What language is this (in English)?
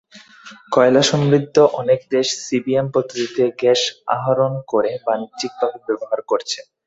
Bangla